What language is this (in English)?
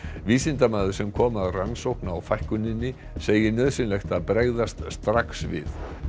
Icelandic